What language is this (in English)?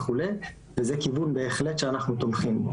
Hebrew